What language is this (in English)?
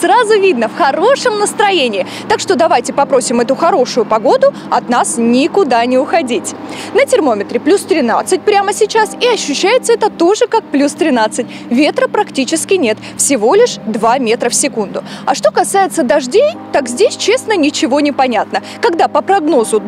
Russian